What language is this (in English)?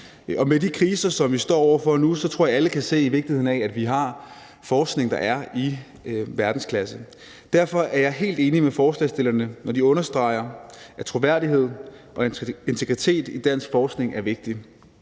Danish